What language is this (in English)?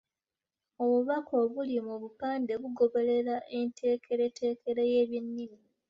Ganda